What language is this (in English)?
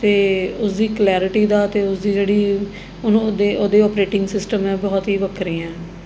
Punjabi